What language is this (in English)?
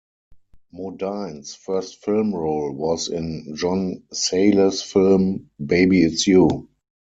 English